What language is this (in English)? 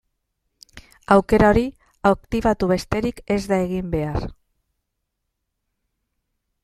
Basque